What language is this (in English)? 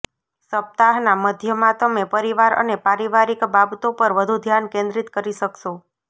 Gujarati